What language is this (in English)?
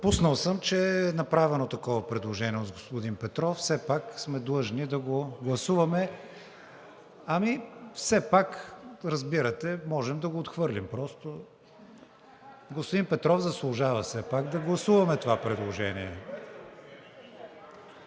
Bulgarian